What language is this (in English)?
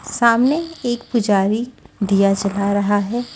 Hindi